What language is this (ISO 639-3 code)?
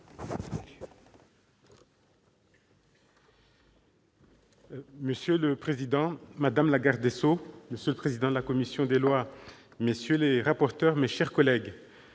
fra